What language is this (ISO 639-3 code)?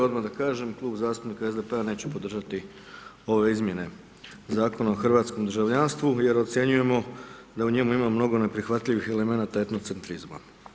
hrv